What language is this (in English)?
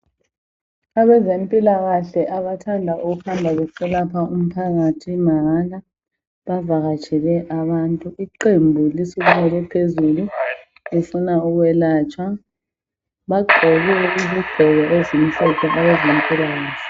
North Ndebele